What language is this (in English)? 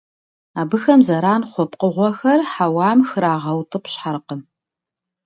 Kabardian